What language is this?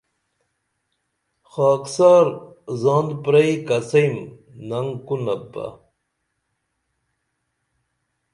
Dameli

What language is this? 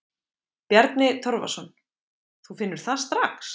Icelandic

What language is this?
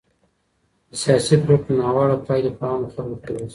Pashto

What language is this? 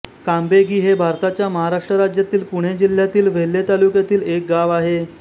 Marathi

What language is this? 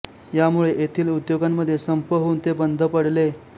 Marathi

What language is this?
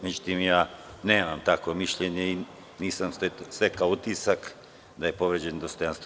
Serbian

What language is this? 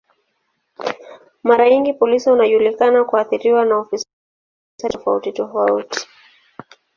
Swahili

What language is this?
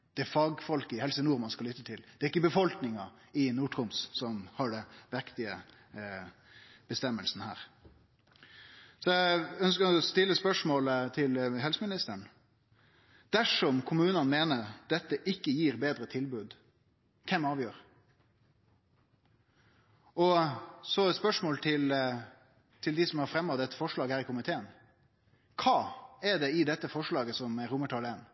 Norwegian Nynorsk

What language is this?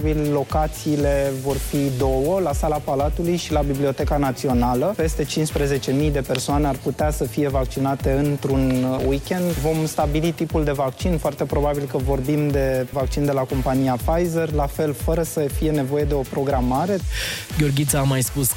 Romanian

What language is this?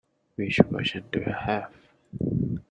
English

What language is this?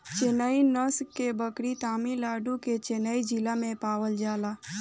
Bhojpuri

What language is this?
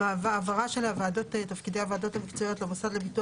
Hebrew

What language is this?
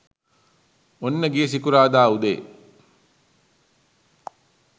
Sinhala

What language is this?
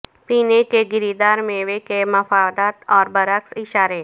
Urdu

